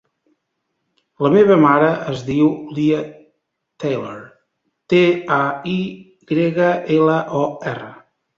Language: Catalan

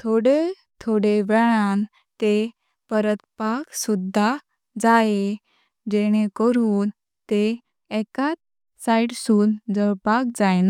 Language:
Konkani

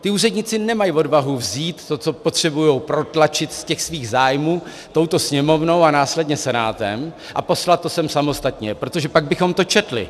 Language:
Czech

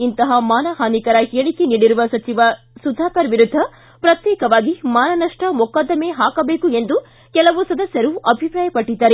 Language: Kannada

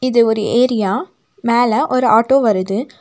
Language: Tamil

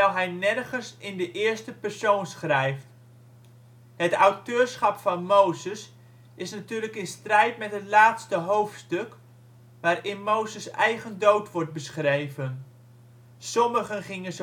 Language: Dutch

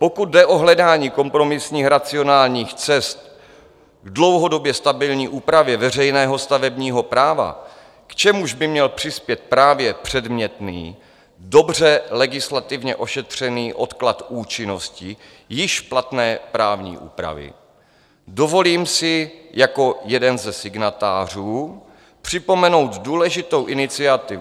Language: Czech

